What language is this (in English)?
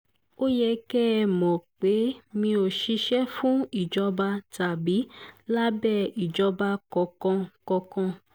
Yoruba